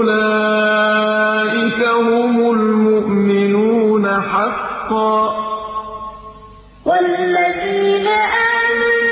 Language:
Arabic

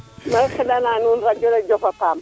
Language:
Serer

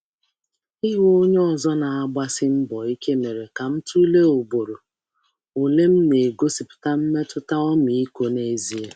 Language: Igbo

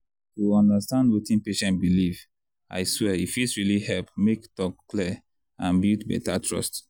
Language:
Nigerian Pidgin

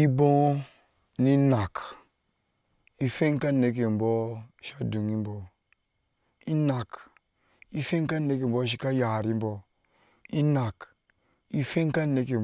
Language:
Ashe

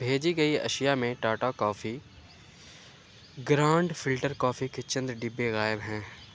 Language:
Urdu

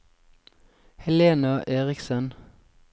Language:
Norwegian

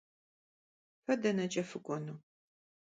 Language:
Kabardian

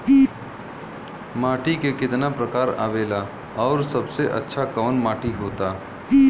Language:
Bhojpuri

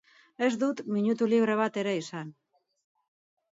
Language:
Basque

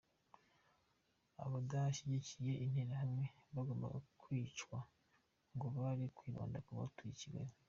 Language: Kinyarwanda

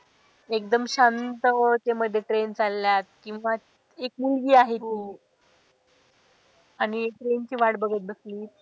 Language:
Marathi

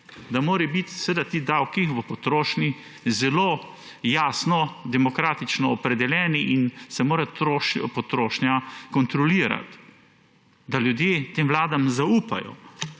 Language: Slovenian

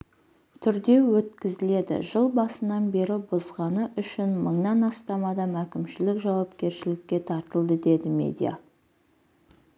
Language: Kazakh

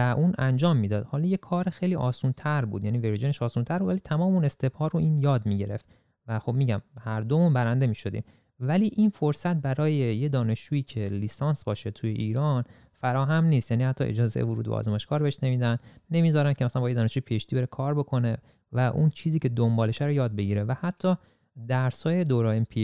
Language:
Persian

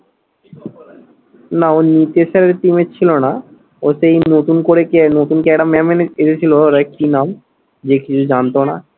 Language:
Bangla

